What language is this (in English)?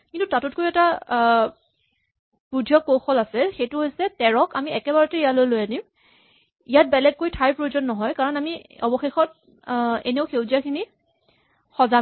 Assamese